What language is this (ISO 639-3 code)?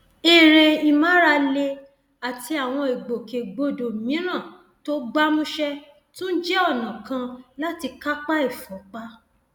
yor